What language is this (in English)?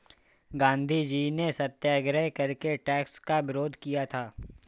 Hindi